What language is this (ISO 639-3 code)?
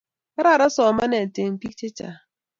kln